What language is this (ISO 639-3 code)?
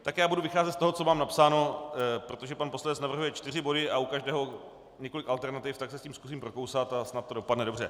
ces